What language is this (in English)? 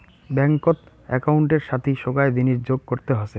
Bangla